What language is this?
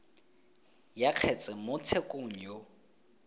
Tswana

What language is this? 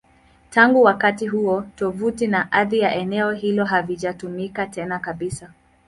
Swahili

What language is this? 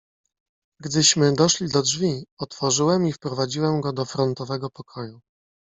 Polish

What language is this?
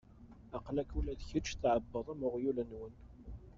Kabyle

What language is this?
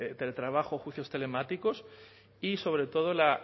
Spanish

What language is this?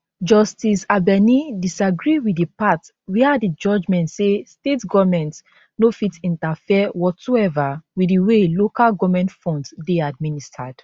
Nigerian Pidgin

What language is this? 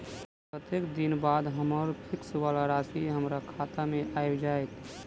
Maithili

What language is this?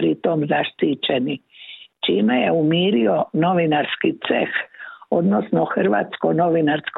Croatian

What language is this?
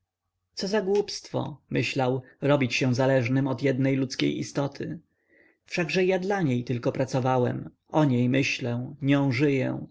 Polish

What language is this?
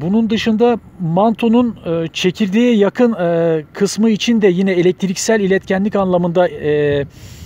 Turkish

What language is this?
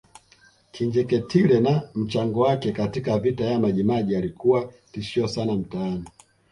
Swahili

